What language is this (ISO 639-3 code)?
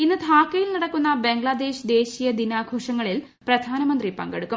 mal